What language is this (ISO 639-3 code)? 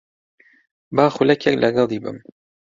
ckb